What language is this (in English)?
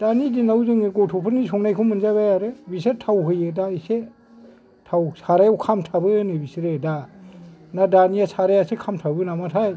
Bodo